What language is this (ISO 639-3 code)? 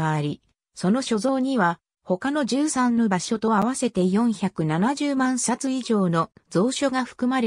jpn